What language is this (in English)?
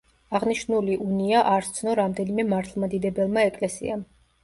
Georgian